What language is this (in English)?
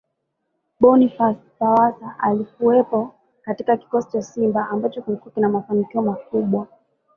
Swahili